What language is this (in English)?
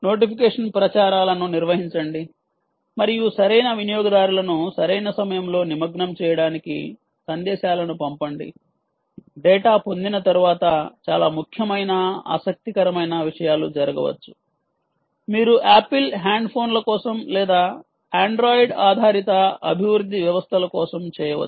Telugu